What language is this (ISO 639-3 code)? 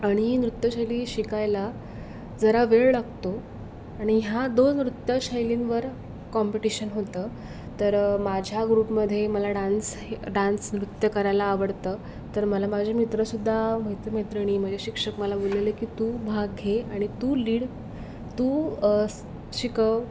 mar